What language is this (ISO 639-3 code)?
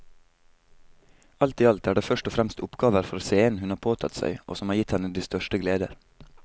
nor